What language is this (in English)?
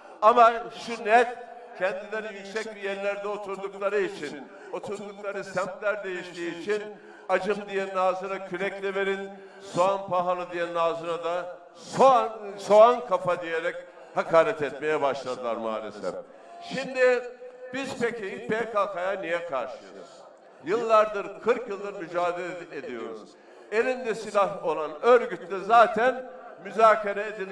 Turkish